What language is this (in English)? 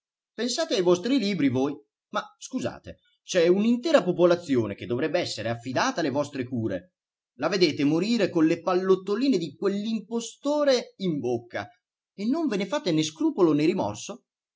Italian